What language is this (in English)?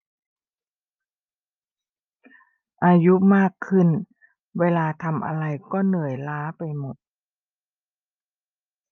Thai